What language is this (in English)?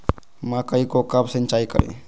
Magahi